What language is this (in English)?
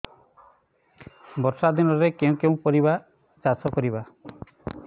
Odia